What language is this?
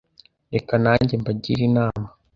Kinyarwanda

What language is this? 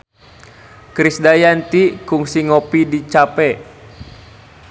Sundanese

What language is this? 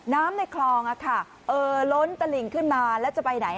Thai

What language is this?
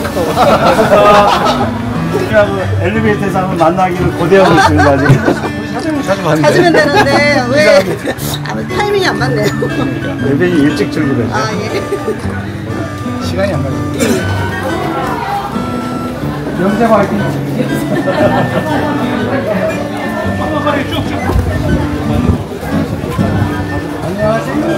Korean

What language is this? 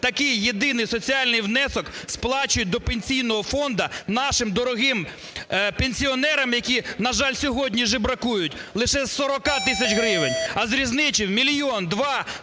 Ukrainian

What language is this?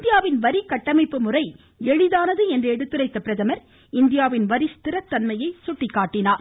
Tamil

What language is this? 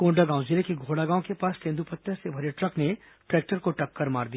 Hindi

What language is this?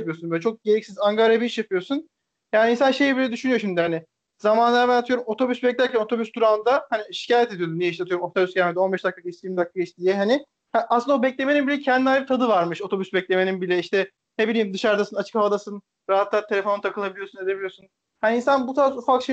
Turkish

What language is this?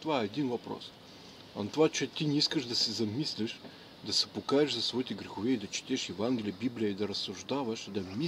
Russian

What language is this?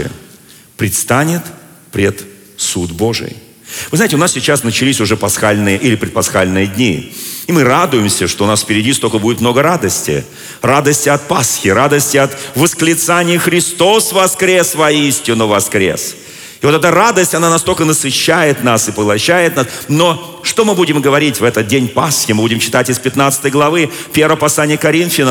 Russian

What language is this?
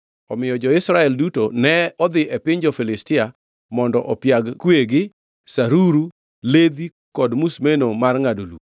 Luo (Kenya and Tanzania)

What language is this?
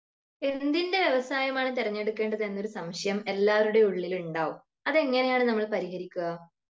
Malayalam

